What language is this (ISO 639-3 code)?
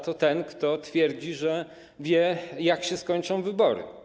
pol